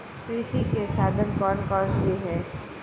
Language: Hindi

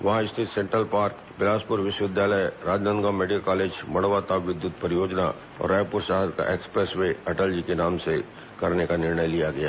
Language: Hindi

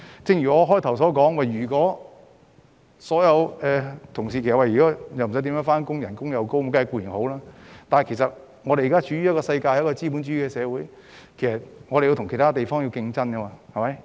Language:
Cantonese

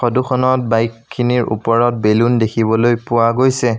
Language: Assamese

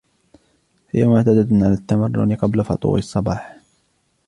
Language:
Arabic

